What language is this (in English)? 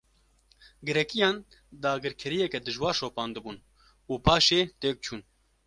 Kurdish